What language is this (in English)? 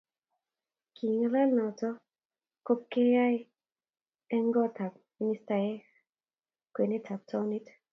Kalenjin